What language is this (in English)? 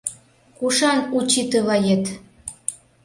Mari